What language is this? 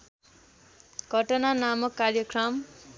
Nepali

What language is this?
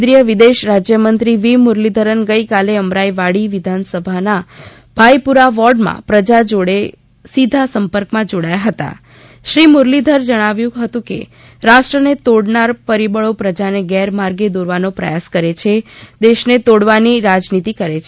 Gujarati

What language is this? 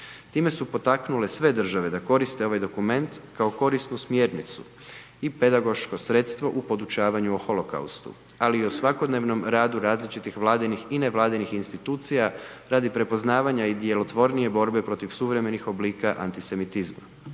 Croatian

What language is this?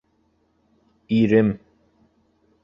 Bashkir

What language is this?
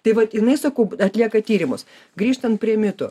Lithuanian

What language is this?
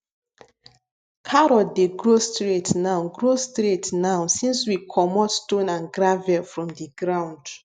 Nigerian Pidgin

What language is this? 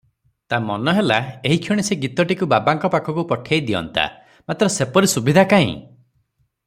Odia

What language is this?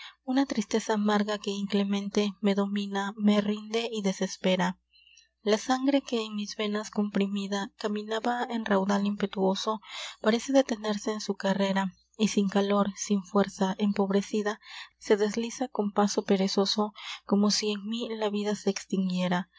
Spanish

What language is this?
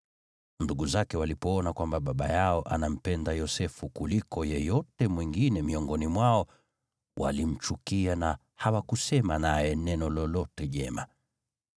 Swahili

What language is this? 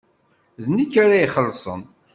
Kabyle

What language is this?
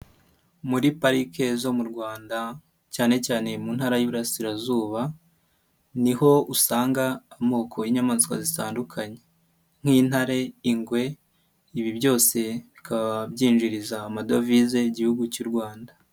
Kinyarwanda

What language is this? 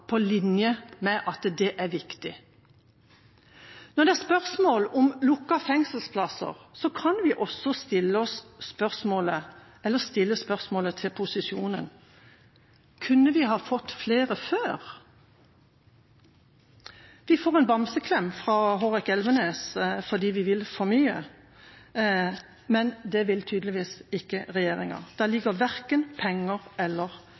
Norwegian Bokmål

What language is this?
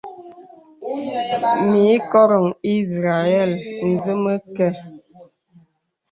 Bebele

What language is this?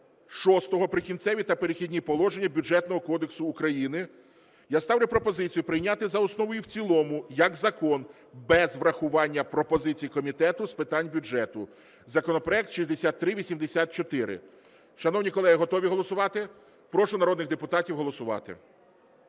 Ukrainian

